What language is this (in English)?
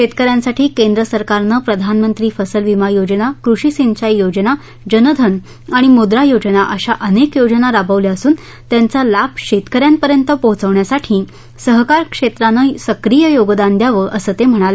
Marathi